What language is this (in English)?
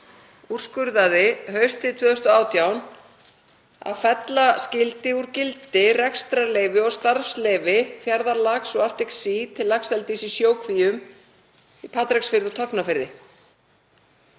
Icelandic